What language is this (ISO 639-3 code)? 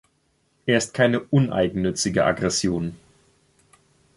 deu